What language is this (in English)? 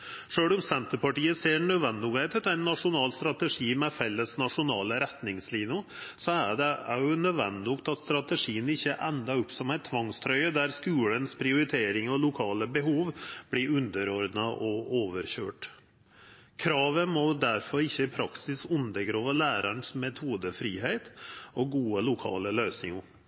Norwegian Nynorsk